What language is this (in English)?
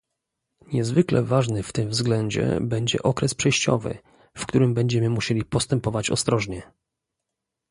Polish